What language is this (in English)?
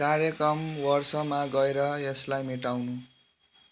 Nepali